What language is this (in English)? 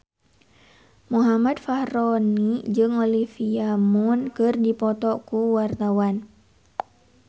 Sundanese